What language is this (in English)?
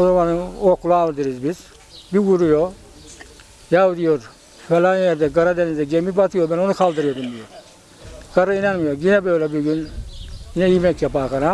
Turkish